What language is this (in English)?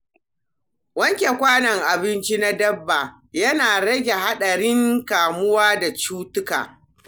Hausa